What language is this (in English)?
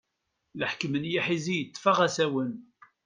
Kabyle